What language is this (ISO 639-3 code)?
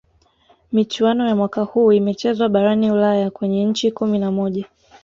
swa